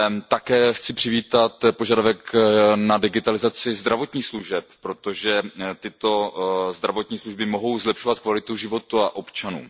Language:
Czech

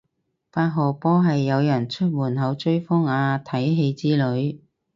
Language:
Cantonese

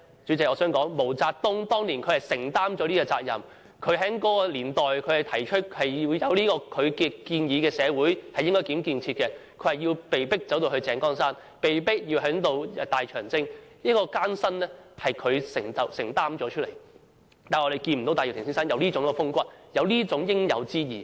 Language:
Cantonese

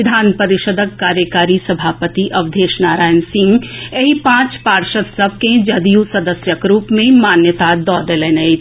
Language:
Maithili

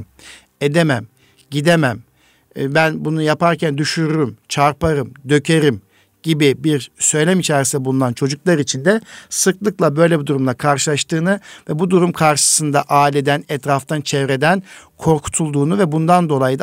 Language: Turkish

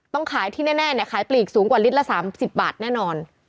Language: Thai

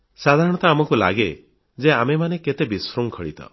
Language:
Odia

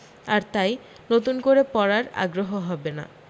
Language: Bangla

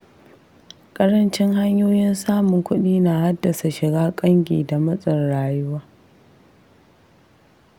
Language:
Hausa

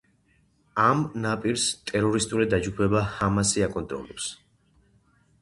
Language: Georgian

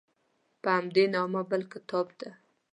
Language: Pashto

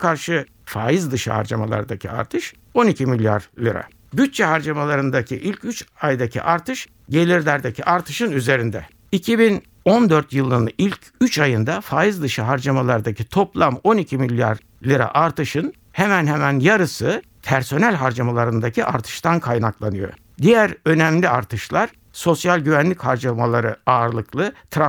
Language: Turkish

